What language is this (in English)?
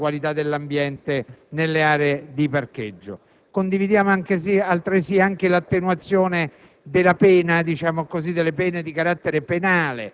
Italian